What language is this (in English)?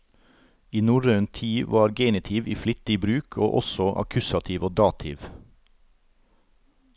Norwegian